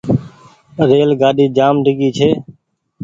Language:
Goaria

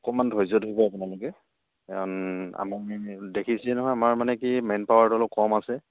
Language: Assamese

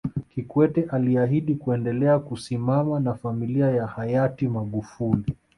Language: Swahili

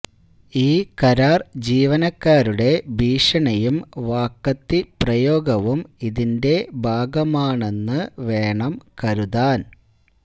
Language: Malayalam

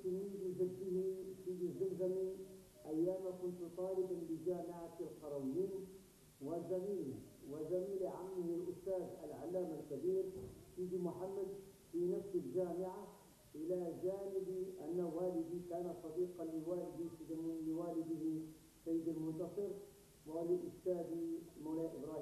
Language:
Arabic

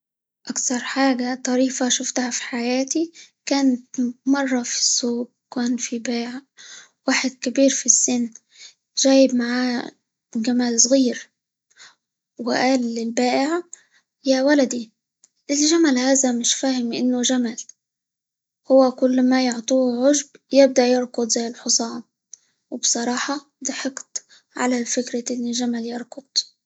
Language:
Libyan Arabic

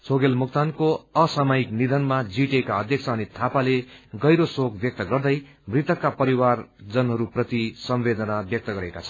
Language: Nepali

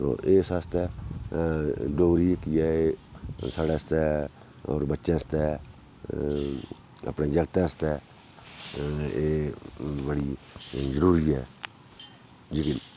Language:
Dogri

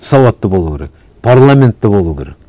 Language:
Kazakh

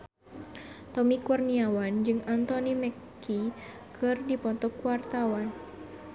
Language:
Sundanese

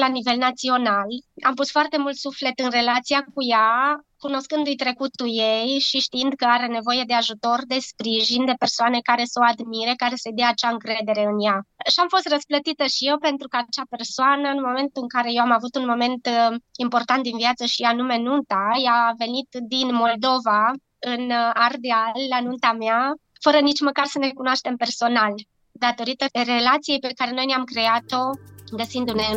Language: Romanian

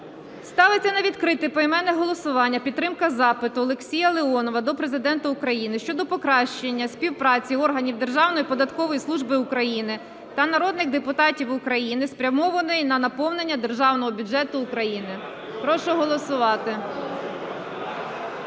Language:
Ukrainian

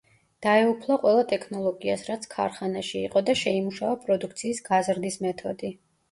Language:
Georgian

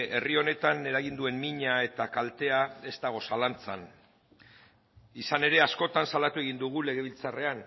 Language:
Basque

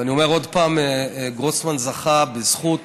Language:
Hebrew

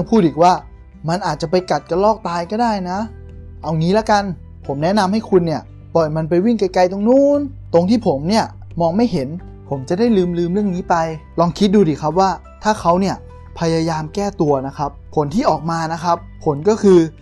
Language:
Thai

